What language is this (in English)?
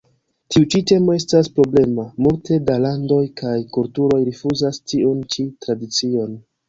Esperanto